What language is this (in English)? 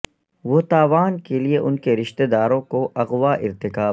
Urdu